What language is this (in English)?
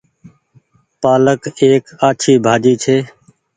Goaria